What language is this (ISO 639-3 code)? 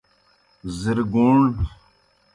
plk